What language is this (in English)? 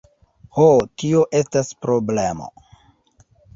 Esperanto